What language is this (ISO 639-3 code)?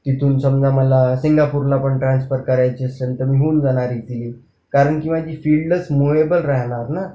mar